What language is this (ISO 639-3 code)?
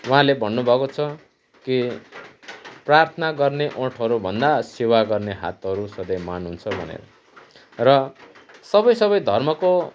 nep